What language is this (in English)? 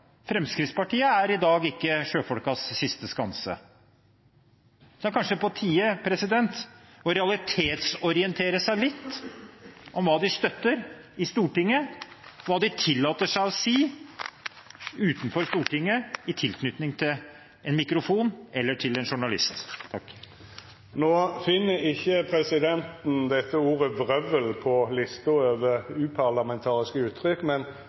Norwegian